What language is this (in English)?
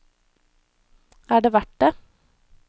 Norwegian